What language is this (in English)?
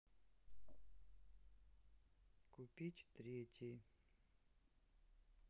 Russian